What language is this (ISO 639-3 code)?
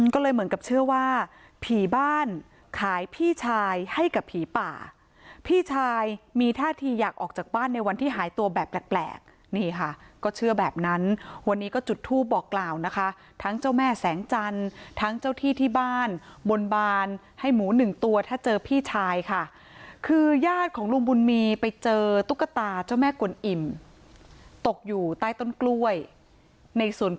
tha